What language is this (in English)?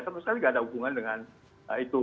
Indonesian